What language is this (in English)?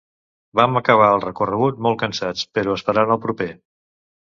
Catalan